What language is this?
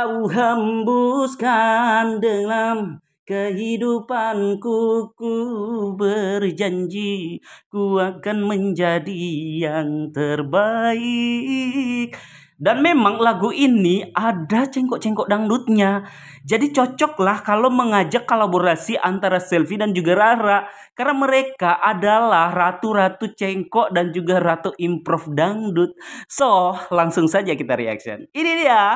Indonesian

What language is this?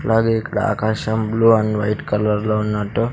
Telugu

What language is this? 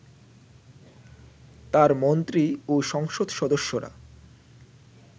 Bangla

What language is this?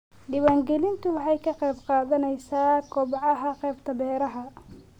Somali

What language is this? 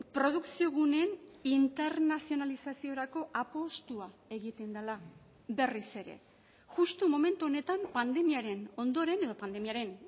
Basque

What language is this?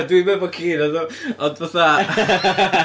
Welsh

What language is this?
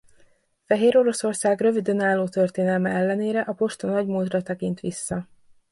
Hungarian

